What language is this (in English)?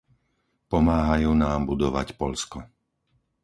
Slovak